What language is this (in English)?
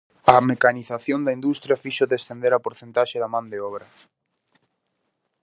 Galician